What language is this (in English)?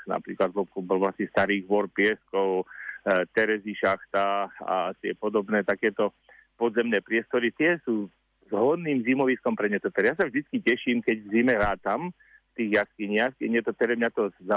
Slovak